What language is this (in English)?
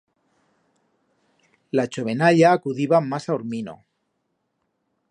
Aragonese